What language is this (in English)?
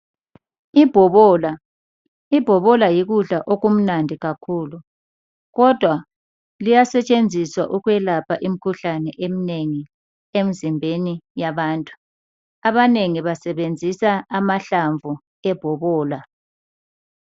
North Ndebele